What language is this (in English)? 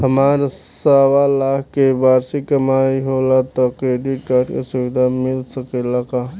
Bhojpuri